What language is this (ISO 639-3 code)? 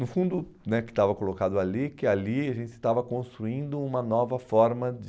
por